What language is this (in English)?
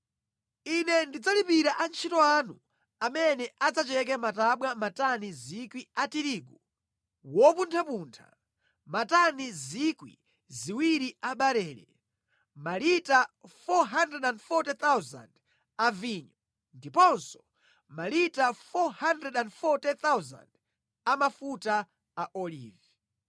Nyanja